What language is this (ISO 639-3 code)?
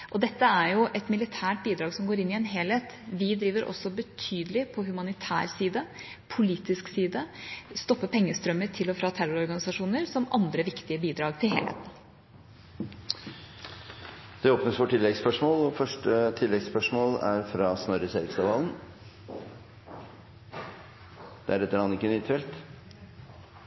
nor